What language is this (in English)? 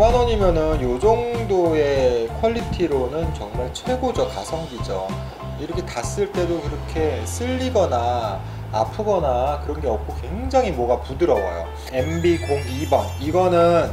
Korean